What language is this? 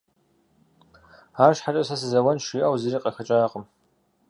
Kabardian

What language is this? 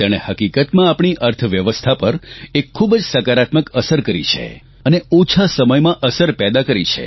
Gujarati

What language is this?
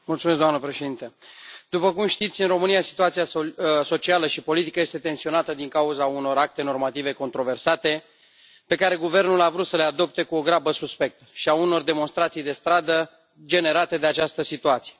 Romanian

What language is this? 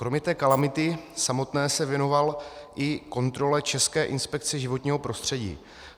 Czech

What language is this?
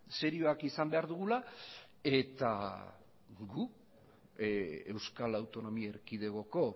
Basque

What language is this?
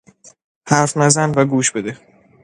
Persian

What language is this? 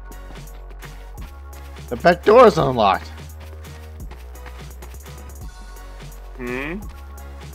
English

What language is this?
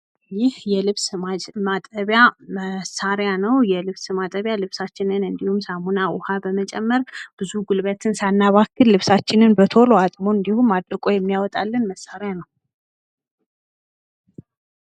Amharic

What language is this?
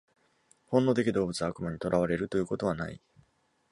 Japanese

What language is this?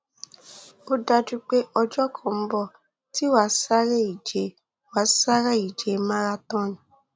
Yoruba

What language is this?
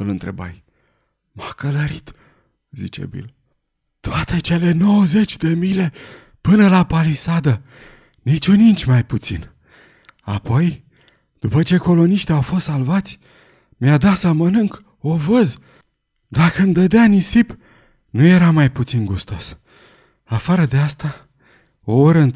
Romanian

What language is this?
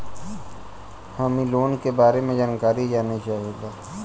Bhojpuri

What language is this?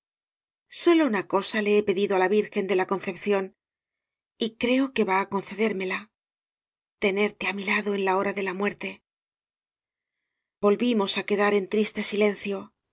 Spanish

